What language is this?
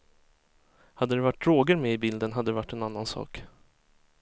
Swedish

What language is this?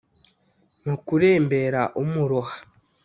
Kinyarwanda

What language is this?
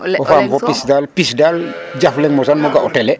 Serer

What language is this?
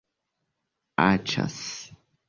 Esperanto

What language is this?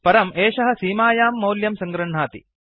Sanskrit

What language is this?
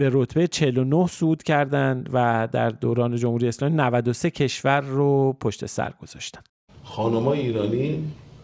Persian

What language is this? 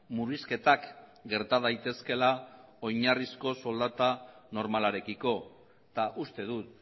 Basque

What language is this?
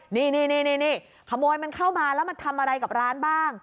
Thai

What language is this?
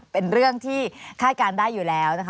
Thai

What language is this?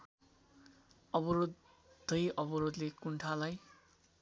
Nepali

